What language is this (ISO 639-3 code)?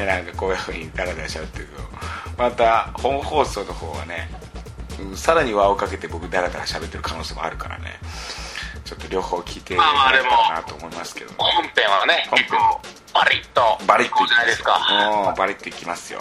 jpn